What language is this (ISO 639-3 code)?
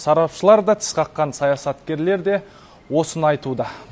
kaz